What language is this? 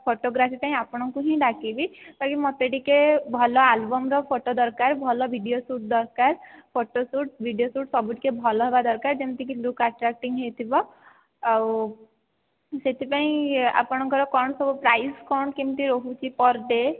Odia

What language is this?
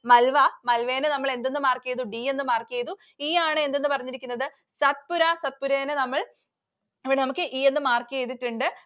Malayalam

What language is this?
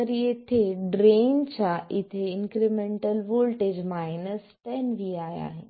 Marathi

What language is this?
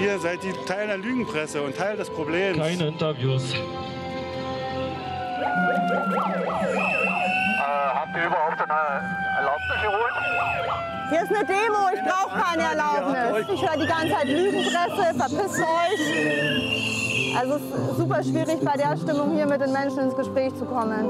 German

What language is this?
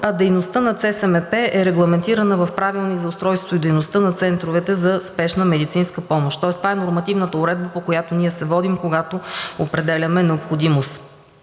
Bulgarian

